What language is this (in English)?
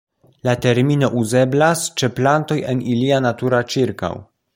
Esperanto